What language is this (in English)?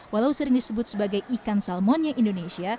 Indonesian